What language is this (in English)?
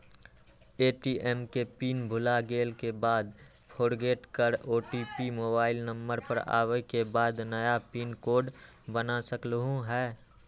Magahi